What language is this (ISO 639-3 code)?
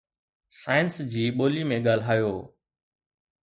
snd